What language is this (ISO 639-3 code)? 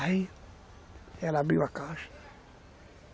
por